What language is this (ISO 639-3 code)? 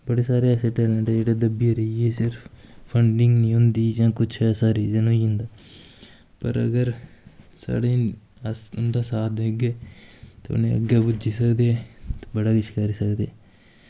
doi